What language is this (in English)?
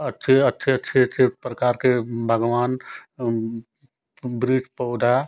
Hindi